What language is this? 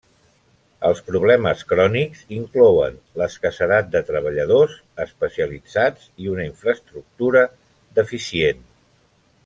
Catalan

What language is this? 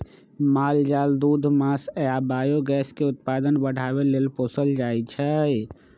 Magahi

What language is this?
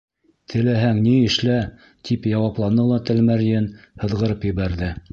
Bashkir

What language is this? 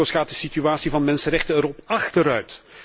Dutch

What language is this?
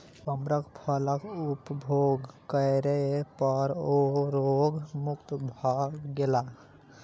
Maithili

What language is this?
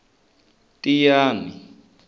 Tsonga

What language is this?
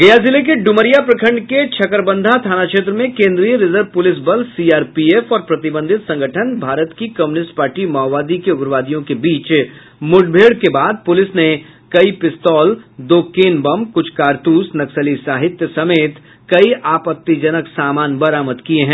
Hindi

